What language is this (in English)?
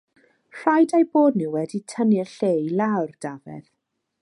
Welsh